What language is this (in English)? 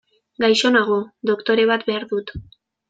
Basque